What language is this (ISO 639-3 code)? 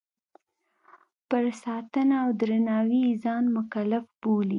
pus